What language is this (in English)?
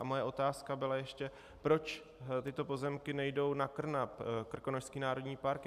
Czech